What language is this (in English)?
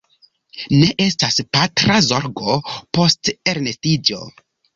Esperanto